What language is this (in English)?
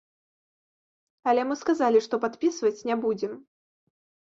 Belarusian